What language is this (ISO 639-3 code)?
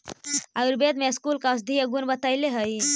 mag